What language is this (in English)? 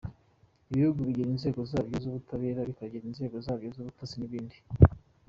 Kinyarwanda